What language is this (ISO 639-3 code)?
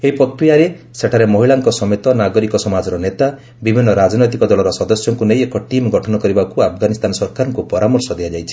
ori